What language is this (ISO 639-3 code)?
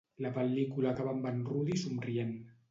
cat